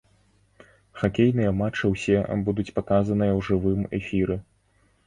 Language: Belarusian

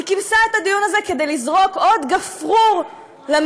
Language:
Hebrew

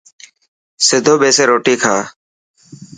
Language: Dhatki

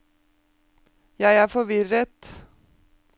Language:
Norwegian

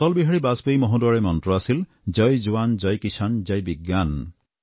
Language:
Assamese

